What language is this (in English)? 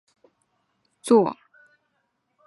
Chinese